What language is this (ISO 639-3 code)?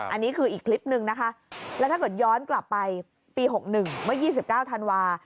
tha